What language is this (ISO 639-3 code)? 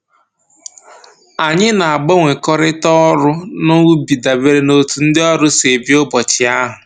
ibo